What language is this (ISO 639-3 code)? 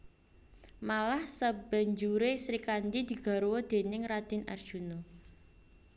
jav